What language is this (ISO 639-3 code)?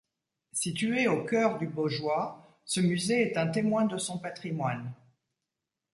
fra